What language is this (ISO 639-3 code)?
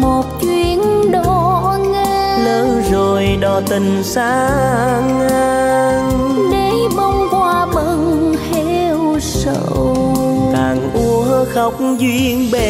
vie